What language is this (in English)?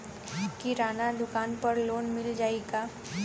Bhojpuri